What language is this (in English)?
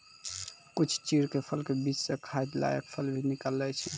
Maithili